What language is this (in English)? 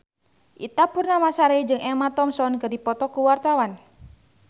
Sundanese